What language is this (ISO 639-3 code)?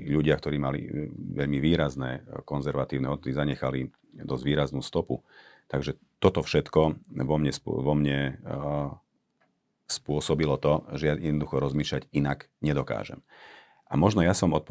slk